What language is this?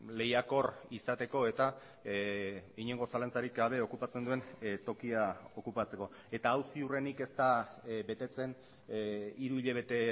Basque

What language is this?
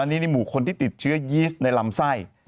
Thai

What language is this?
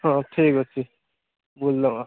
Odia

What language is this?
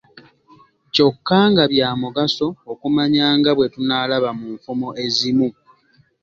Ganda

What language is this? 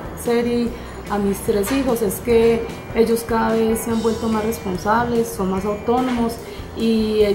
Spanish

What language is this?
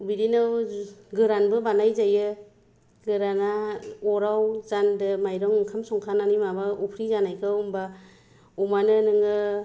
Bodo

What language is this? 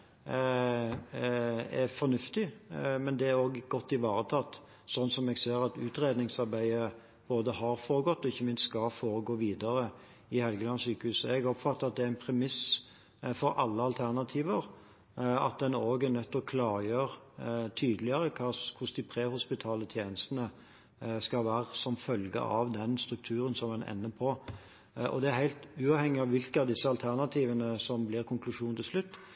Norwegian Bokmål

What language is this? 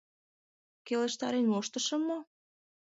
Mari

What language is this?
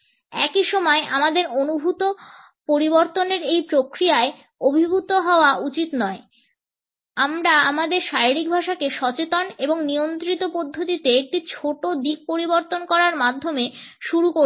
Bangla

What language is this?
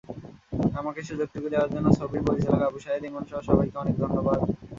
Bangla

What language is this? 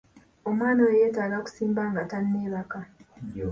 Ganda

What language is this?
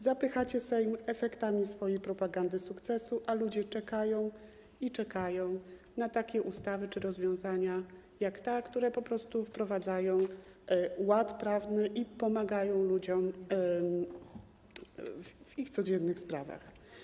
Polish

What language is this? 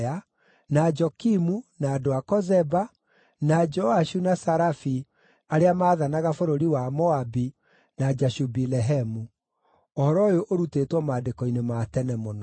Kikuyu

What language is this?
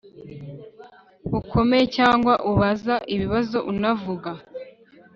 Kinyarwanda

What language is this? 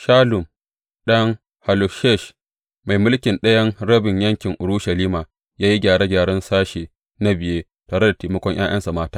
Hausa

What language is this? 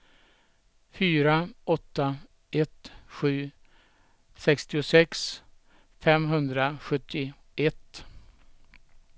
Swedish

